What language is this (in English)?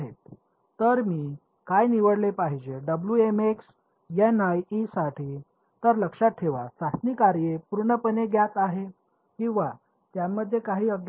Marathi